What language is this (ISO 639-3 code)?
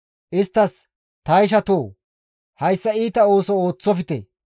gmv